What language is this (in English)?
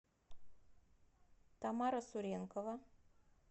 Russian